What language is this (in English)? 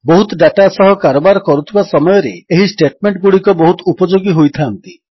Odia